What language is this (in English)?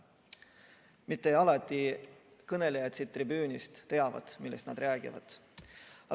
Estonian